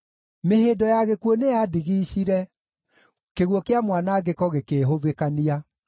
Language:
Kikuyu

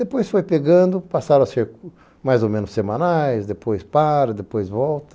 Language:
Portuguese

